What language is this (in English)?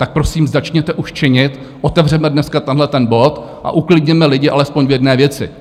Czech